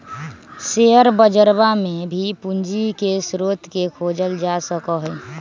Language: Magahi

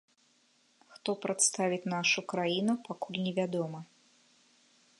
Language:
Belarusian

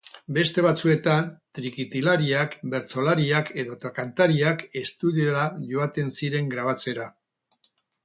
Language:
Basque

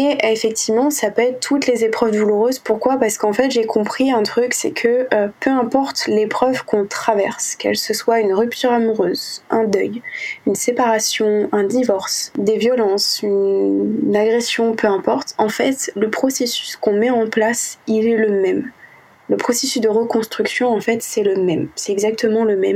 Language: French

